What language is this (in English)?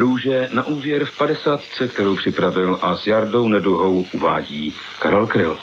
Czech